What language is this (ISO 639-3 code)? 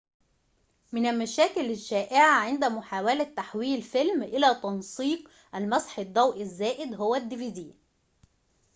ara